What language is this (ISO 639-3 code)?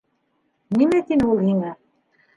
bak